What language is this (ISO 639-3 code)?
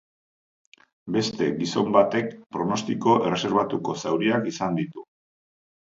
eus